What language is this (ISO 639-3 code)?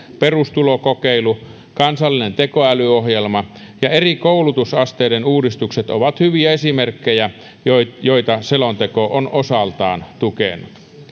fin